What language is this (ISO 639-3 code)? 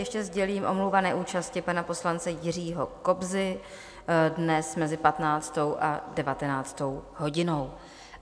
ces